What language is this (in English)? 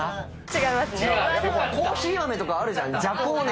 Japanese